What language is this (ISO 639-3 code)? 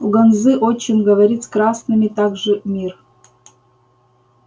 rus